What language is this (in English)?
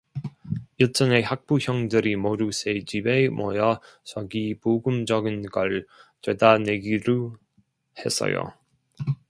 Korean